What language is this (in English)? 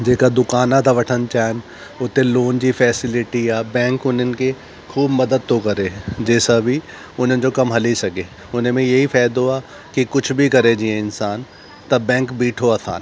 Sindhi